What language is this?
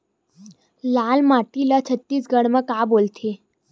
Chhattisgarhi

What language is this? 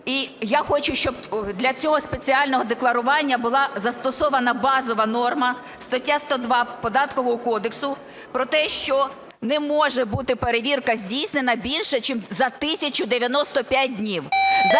Ukrainian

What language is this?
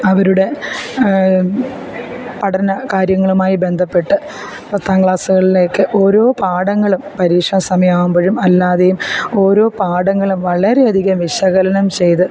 Malayalam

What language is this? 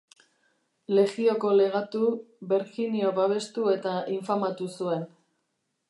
Basque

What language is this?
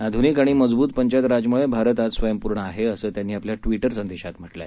Marathi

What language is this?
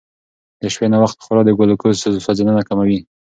Pashto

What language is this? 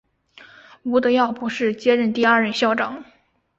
Chinese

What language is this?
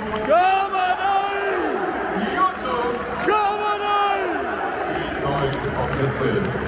German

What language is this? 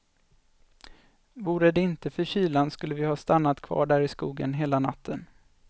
Swedish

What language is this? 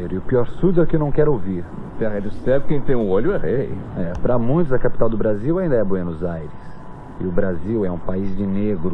Portuguese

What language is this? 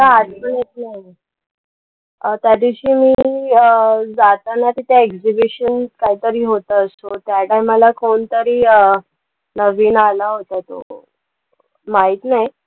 Marathi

